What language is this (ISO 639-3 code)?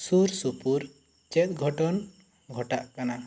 sat